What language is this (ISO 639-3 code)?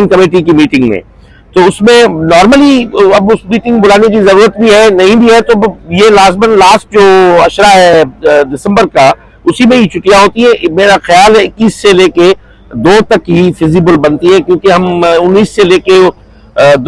urd